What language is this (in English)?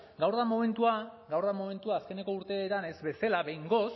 Basque